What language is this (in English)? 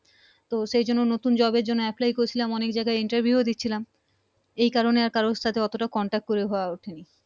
Bangla